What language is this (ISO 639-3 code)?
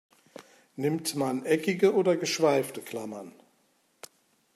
deu